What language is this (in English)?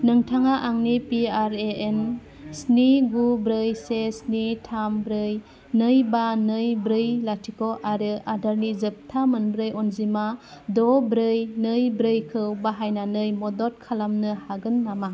Bodo